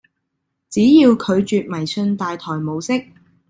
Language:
Cantonese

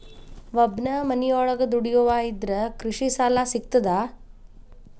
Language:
Kannada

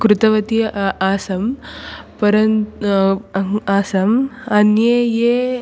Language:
Sanskrit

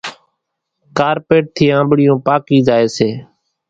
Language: Kachi Koli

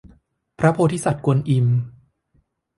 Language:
Thai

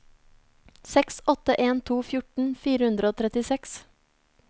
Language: Norwegian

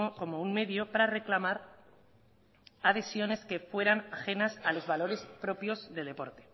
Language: Spanish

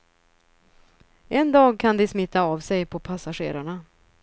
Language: Swedish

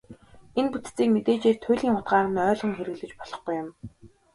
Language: Mongolian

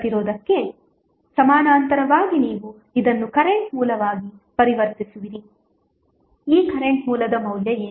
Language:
Kannada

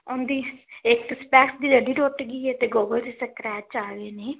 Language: Punjabi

